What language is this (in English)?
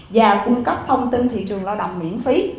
Vietnamese